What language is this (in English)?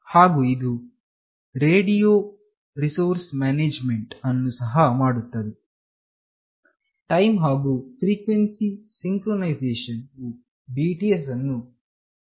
Kannada